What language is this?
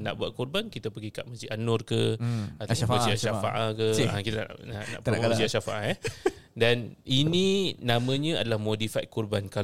Malay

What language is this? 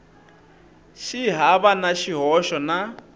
Tsonga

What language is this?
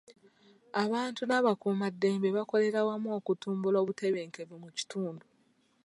Ganda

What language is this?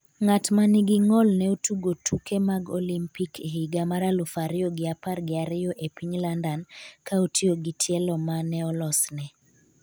Luo (Kenya and Tanzania)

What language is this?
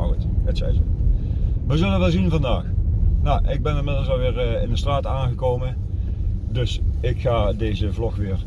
Dutch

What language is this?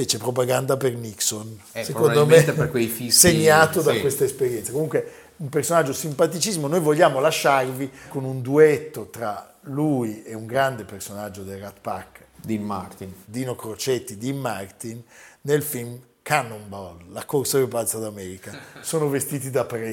Italian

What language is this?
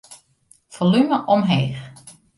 Western Frisian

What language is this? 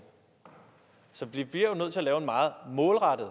Danish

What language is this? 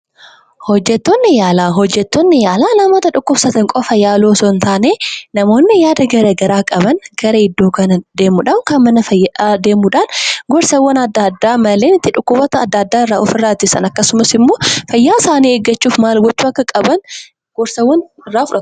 Oromo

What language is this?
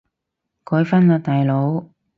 Cantonese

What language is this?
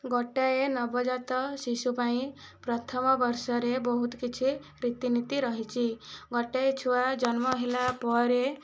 Odia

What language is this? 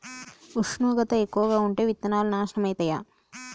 Telugu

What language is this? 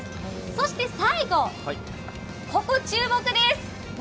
Japanese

